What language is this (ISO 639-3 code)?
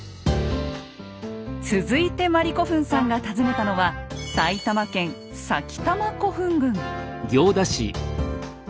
jpn